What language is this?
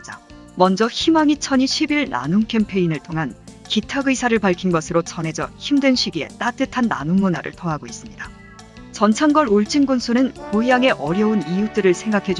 Korean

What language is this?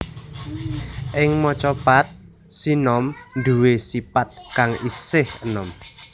Javanese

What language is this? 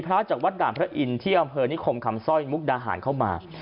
Thai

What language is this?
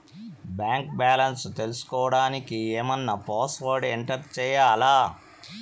Telugu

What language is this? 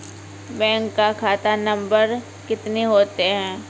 Maithili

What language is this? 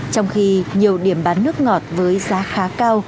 Vietnamese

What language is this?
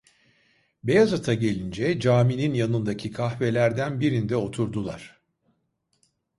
Turkish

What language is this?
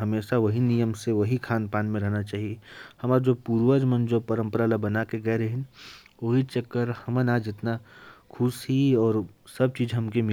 Korwa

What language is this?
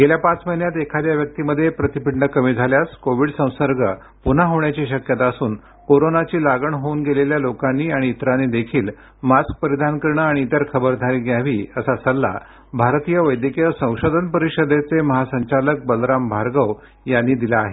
Marathi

